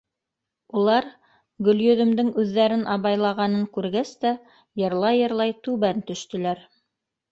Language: Bashkir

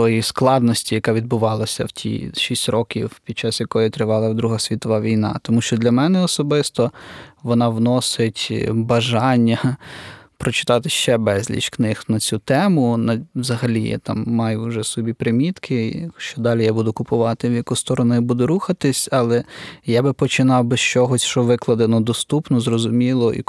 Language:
Ukrainian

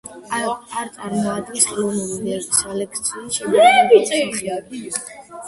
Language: Georgian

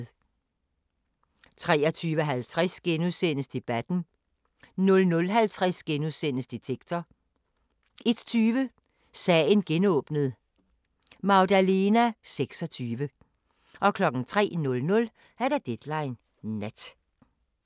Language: Danish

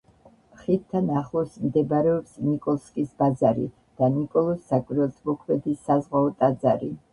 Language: Georgian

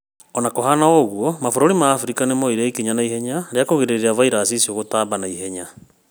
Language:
Kikuyu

